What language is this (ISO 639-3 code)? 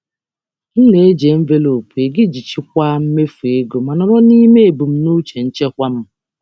ibo